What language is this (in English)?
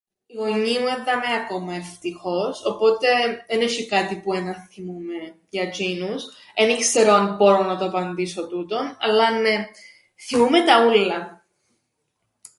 Greek